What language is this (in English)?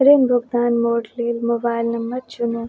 Maithili